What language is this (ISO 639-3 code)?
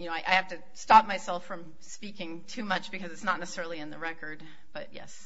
eng